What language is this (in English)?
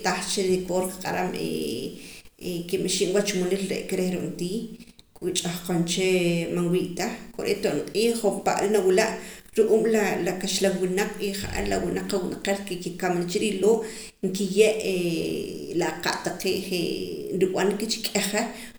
Poqomam